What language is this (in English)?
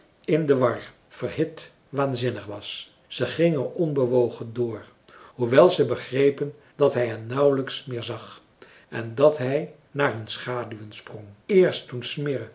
Dutch